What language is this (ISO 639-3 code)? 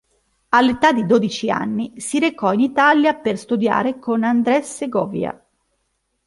ita